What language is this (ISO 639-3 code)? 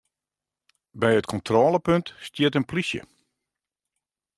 fry